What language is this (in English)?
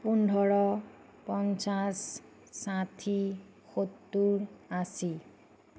Assamese